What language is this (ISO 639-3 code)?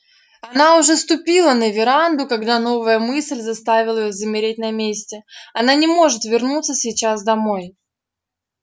rus